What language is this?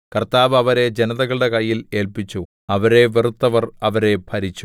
Malayalam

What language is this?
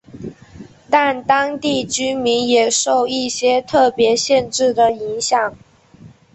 Chinese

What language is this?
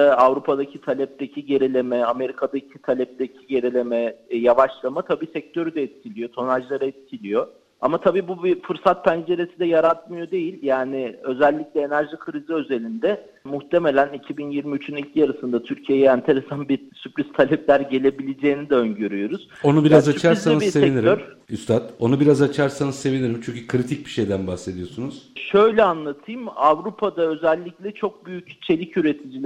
Turkish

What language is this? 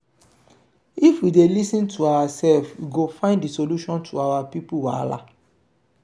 Nigerian Pidgin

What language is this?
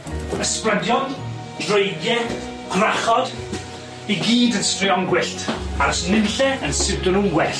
Welsh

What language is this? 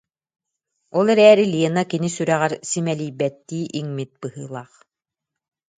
Yakut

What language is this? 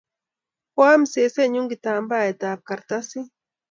Kalenjin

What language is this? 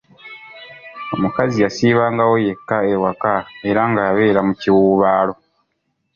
Ganda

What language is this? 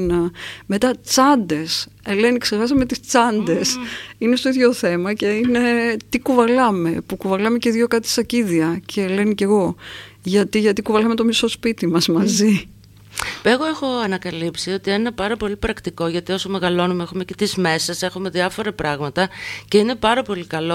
Greek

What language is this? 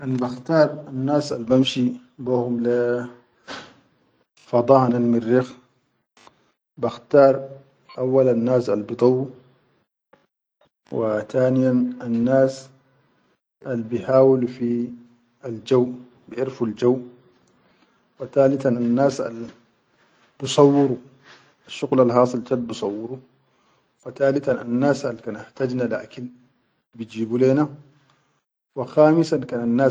Chadian Arabic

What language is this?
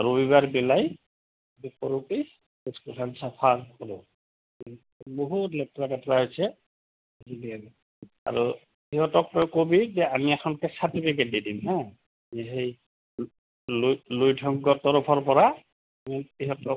Assamese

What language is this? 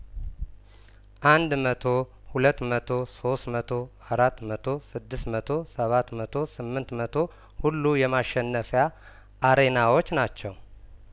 Amharic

